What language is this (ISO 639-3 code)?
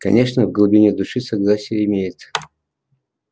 rus